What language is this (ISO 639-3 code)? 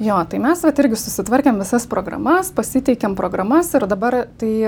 lit